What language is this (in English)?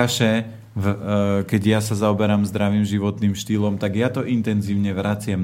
Slovak